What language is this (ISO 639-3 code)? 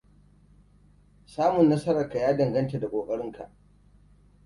hau